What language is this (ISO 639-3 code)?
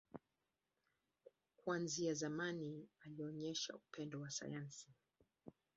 swa